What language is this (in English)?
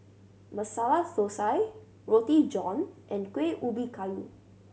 English